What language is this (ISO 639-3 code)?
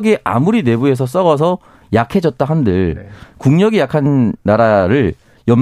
kor